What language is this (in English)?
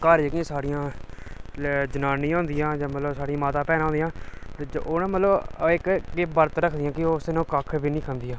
Dogri